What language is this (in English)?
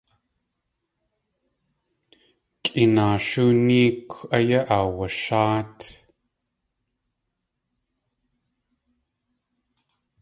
Tlingit